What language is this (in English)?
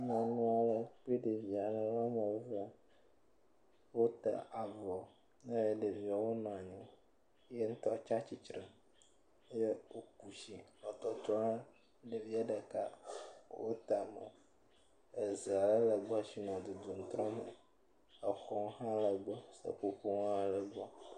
Ewe